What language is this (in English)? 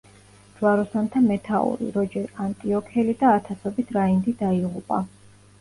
Georgian